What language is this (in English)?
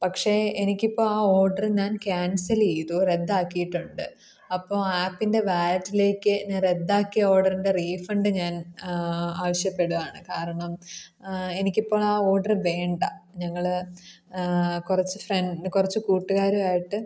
Malayalam